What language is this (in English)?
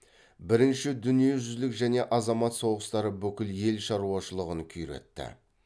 Kazakh